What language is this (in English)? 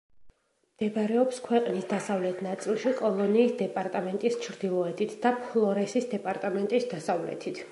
Georgian